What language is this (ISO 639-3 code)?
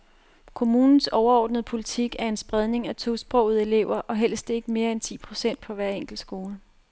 dan